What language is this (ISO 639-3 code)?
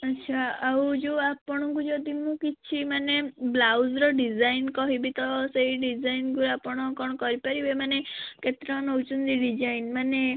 ori